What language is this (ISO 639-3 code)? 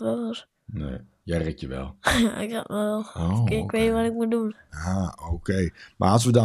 nld